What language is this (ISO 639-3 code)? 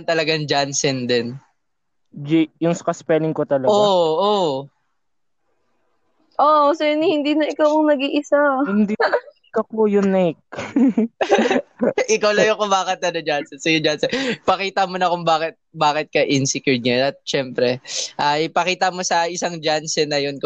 fil